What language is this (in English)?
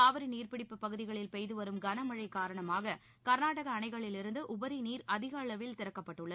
Tamil